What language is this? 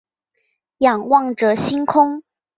Chinese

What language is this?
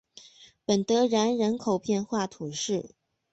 Chinese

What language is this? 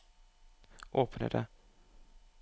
Norwegian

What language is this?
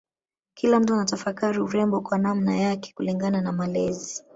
Swahili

